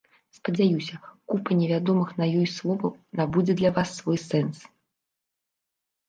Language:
Belarusian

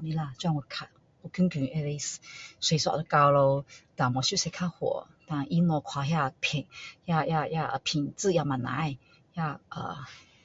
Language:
Min Dong Chinese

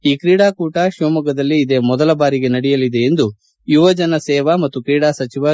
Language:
Kannada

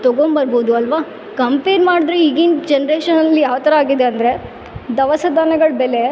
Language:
Kannada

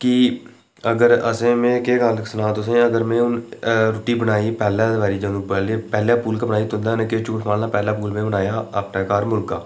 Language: Dogri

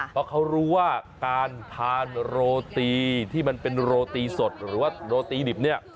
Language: Thai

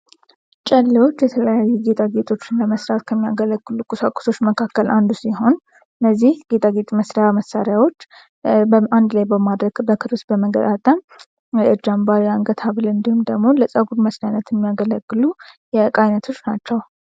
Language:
Amharic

